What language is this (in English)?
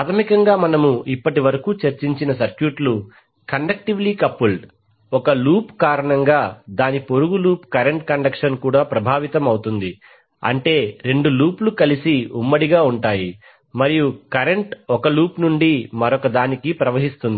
Telugu